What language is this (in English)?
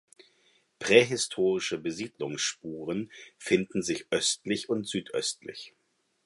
German